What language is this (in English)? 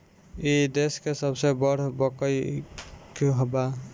Bhojpuri